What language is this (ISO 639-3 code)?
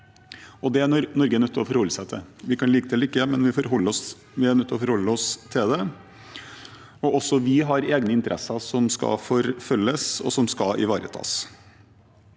nor